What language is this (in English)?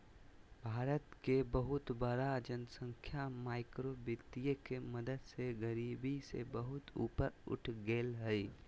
Magahi